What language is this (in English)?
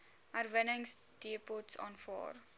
Afrikaans